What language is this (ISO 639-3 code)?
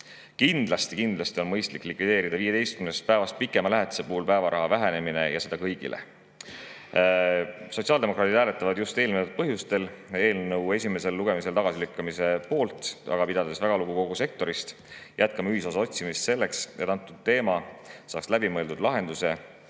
est